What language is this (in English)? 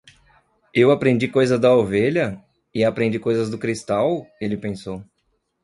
Portuguese